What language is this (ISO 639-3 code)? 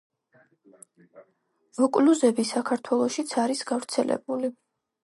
kat